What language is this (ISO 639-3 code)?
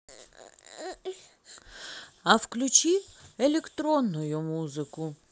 rus